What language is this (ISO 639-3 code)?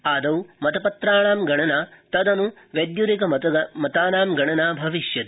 san